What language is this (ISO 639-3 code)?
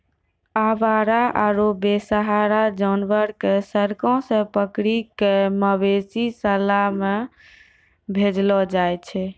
mai